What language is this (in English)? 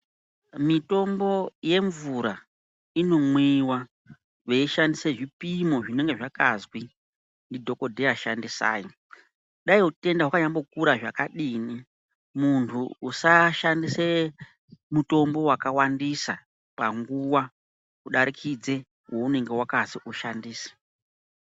Ndau